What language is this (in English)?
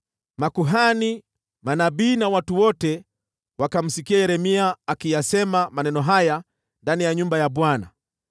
Swahili